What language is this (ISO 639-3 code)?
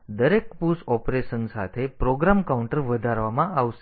guj